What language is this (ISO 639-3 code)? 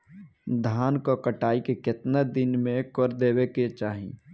bho